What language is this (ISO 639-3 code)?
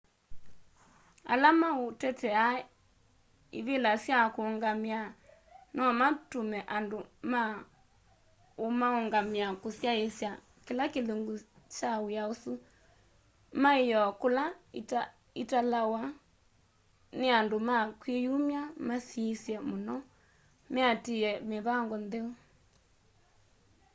kam